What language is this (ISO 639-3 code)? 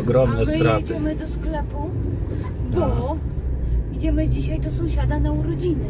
pol